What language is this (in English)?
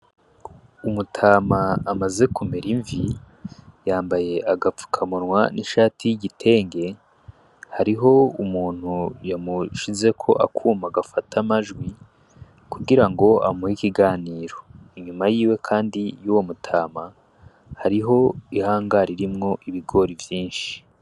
Rundi